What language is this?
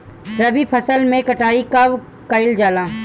Bhojpuri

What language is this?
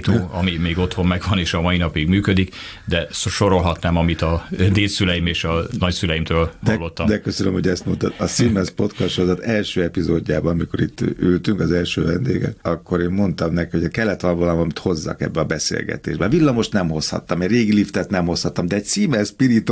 Hungarian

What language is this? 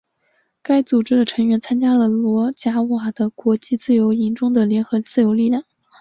Chinese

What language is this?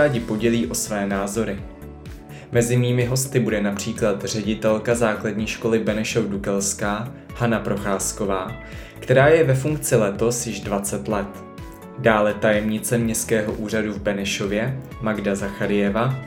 Czech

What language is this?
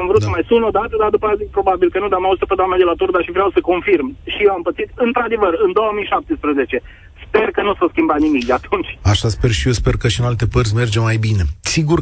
Romanian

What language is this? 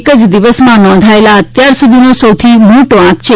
Gujarati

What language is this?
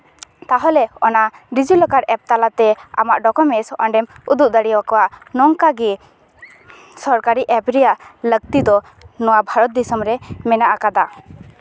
Santali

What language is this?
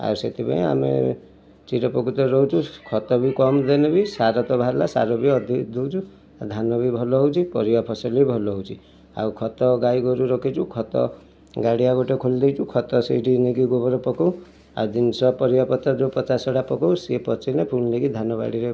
Odia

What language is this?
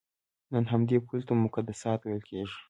Pashto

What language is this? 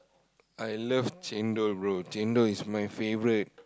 English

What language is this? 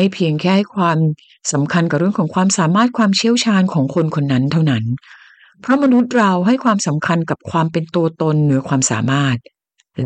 Thai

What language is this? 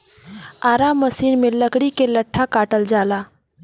Bhojpuri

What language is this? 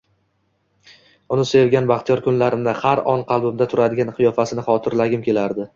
Uzbek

